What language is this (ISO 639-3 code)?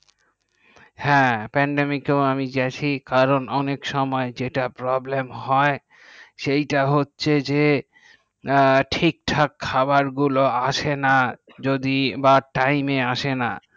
ben